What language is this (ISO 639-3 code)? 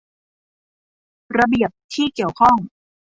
tha